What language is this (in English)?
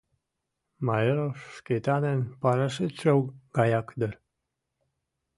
Mari